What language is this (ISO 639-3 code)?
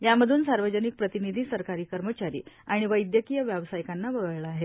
mar